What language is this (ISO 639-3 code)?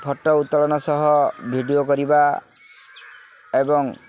ori